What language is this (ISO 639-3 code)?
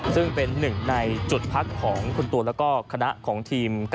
tha